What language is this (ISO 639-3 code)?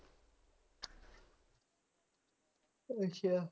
pan